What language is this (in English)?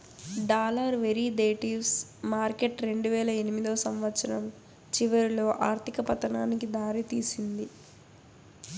Telugu